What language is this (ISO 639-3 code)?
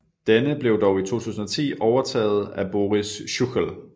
dan